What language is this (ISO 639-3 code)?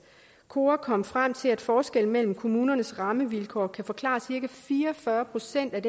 dan